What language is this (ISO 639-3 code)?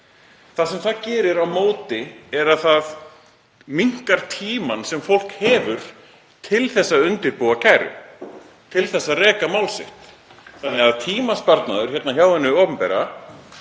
isl